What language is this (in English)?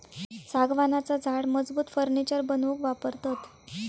Marathi